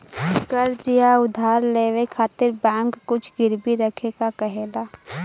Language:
Bhojpuri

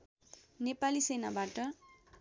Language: Nepali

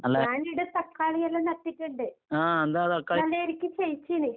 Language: Malayalam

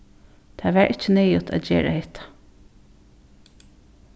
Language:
Faroese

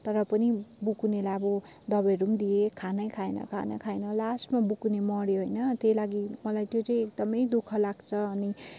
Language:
Nepali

